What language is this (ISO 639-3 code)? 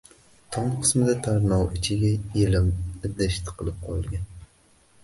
uzb